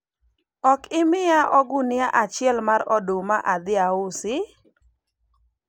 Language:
Luo (Kenya and Tanzania)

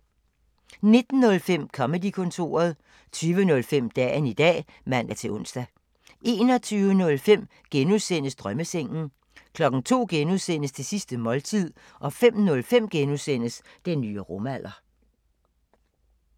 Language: Danish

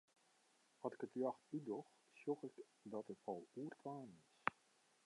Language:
Western Frisian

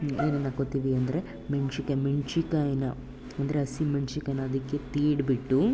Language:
Kannada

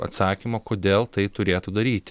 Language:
Lithuanian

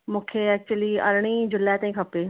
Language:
Sindhi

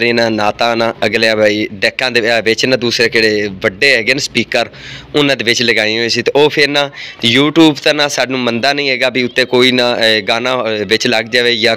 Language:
Punjabi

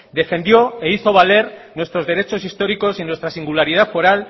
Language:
Spanish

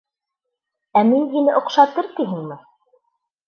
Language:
Bashkir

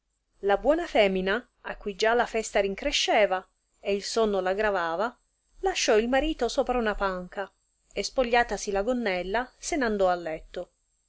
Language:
Italian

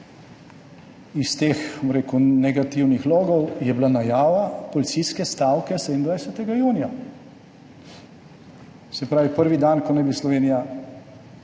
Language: Slovenian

